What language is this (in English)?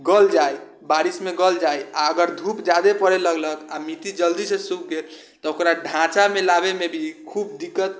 Maithili